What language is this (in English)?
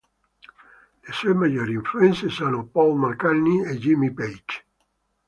Italian